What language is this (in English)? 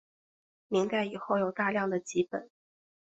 Chinese